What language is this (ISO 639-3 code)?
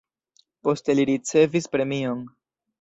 epo